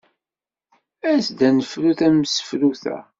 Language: Kabyle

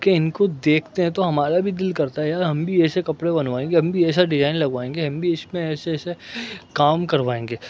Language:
Urdu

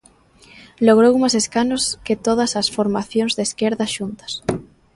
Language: Galician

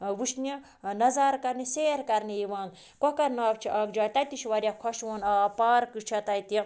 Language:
Kashmiri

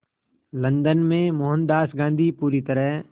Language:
Hindi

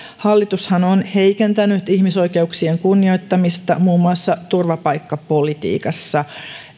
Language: Finnish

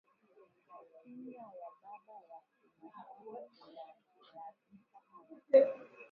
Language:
Swahili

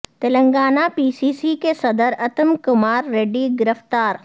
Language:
Urdu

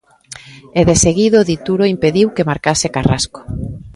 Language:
Galician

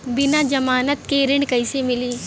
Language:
Bhojpuri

